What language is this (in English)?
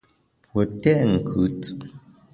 Bamun